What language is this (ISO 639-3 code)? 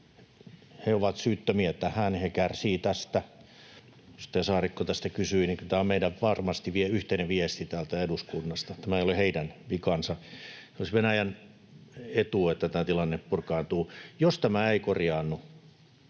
fin